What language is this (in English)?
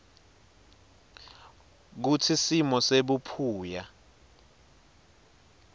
Swati